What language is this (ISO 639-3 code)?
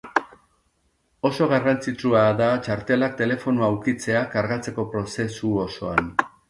eus